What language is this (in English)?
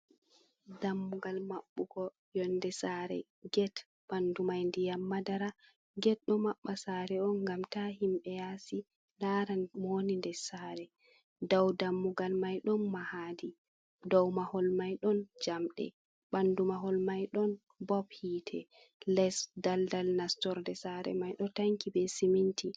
Fula